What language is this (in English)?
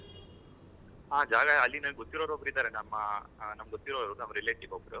Kannada